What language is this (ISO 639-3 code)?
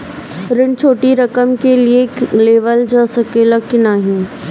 bho